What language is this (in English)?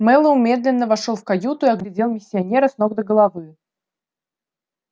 Russian